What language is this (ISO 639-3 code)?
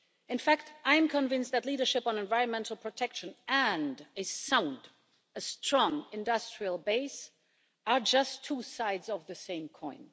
eng